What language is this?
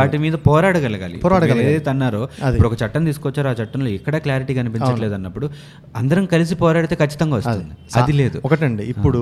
Telugu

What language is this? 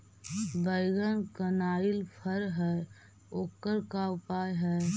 Magahi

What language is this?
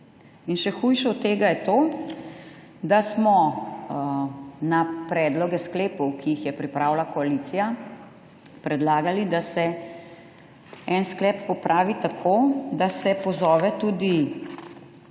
Slovenian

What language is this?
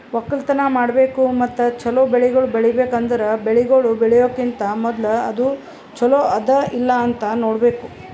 Kannada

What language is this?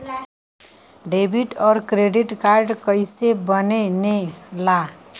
Bhojpuri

